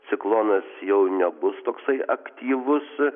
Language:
Lithuanian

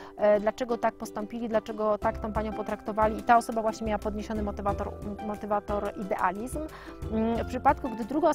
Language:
Polish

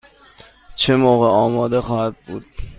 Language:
Persian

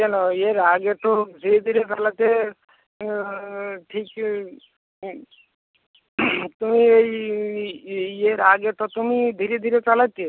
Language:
Bangla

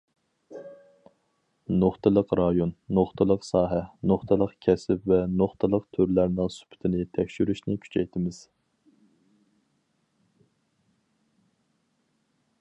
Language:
Uyghur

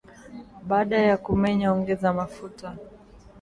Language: Swahili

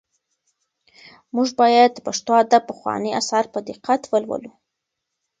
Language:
Pashto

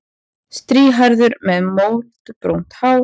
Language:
Icelandic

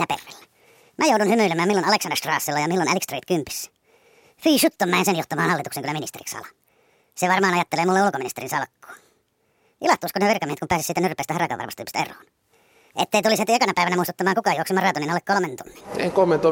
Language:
Finnish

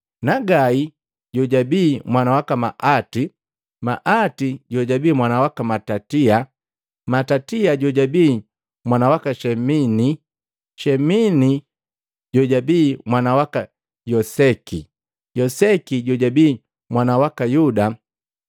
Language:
Matengo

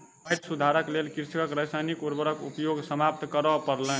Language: Maithili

